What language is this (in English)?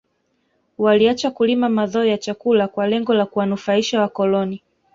Swahili